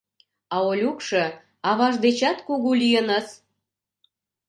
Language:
Mari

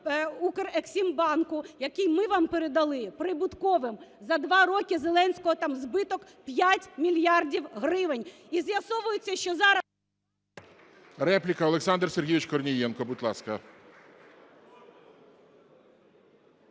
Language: Ukrainian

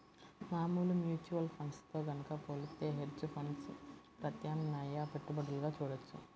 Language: Telugu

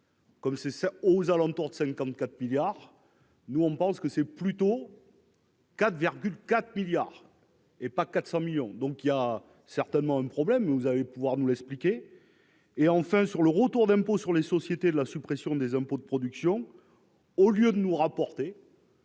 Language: French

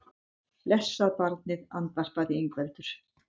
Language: Icelandic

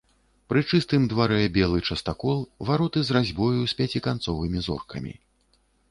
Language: Belarusian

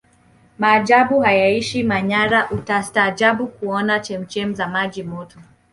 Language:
Swahili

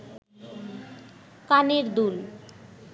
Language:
Bangla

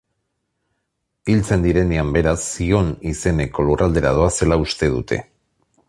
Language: Basque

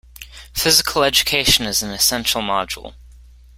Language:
English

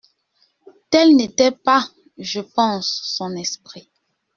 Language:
French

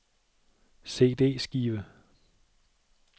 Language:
Danish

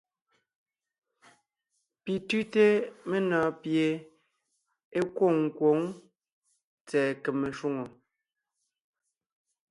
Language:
Ngiemboon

